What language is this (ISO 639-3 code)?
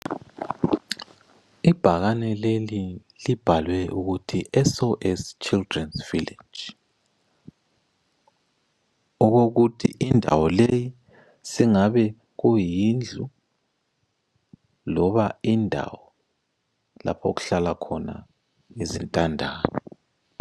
nde